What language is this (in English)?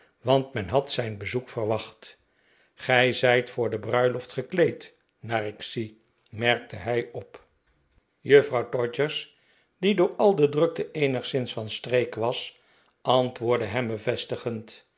Dutch